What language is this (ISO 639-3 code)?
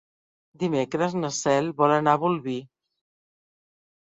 cat